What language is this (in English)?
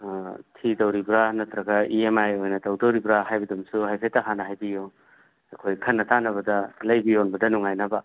Manipuri